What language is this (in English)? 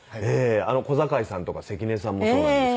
Japanese